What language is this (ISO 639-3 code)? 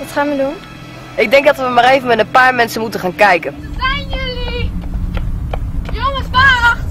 nld